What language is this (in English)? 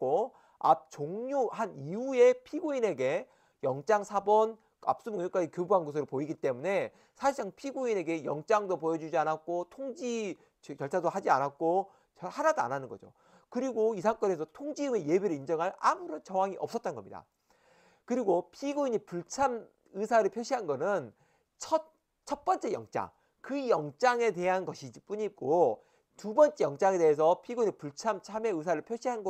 Korean